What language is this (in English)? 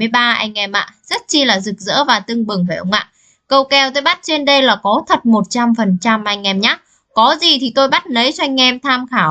Vietnamese